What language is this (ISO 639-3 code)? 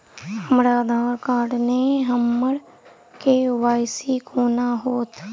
mai